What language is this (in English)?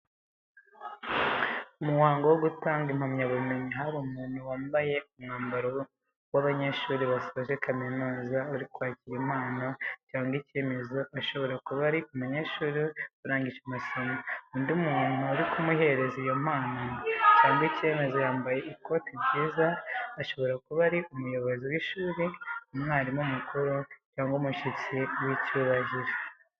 Kinyarwanda